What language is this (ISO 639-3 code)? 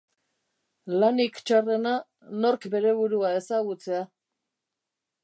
eus